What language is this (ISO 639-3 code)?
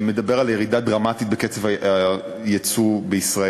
heb